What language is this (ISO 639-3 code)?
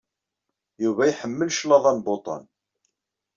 kab